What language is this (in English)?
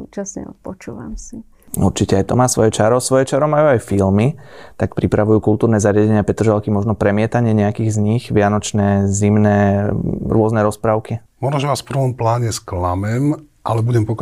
Slovak